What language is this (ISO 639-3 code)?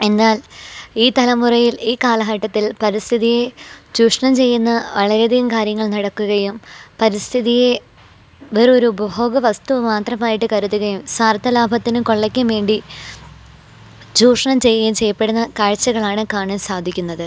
mal